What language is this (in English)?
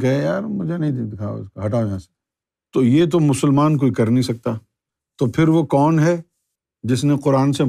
Urdu